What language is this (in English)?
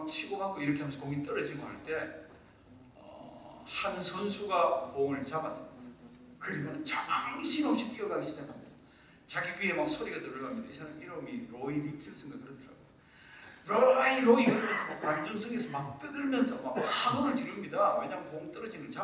Korean